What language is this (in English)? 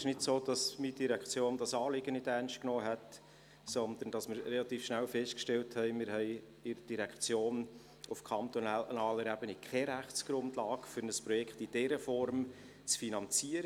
Swiss German